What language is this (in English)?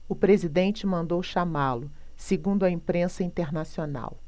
Portuguese